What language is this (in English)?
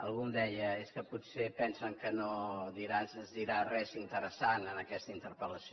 Catalan